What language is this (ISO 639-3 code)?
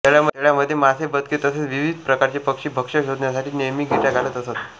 mar